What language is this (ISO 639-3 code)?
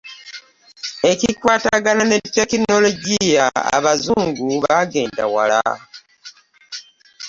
lug